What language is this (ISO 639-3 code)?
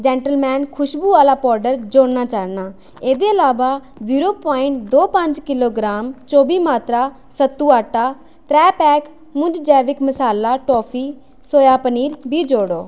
doi